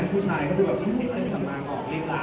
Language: Thai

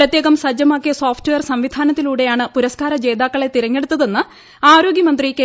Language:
Malayalam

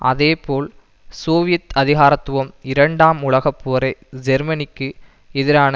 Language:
Tamil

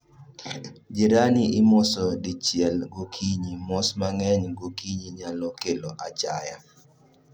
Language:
Luo (Kenya and Tanzania)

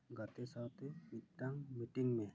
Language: Santali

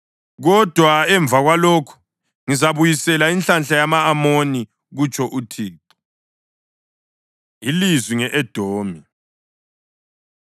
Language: North Ndebele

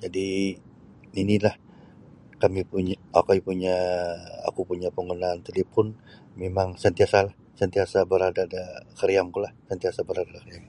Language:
Sabah Bisaya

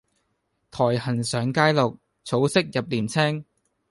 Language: Cantonese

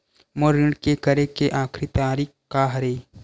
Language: Chhattisgarhi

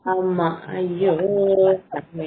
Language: Tamil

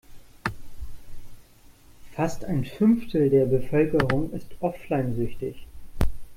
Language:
German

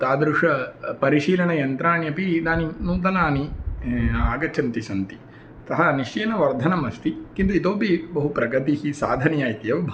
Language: Sanskrit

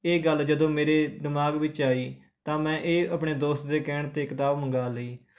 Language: Punjabi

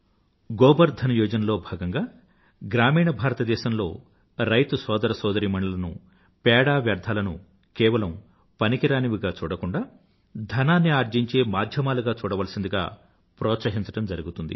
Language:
Telugu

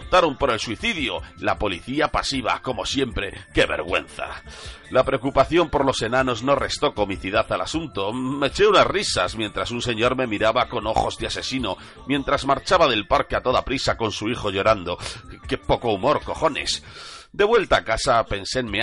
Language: Spanish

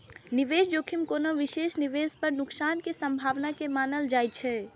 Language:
Maithili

